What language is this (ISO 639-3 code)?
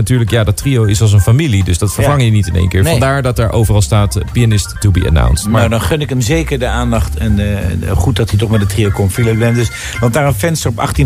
nld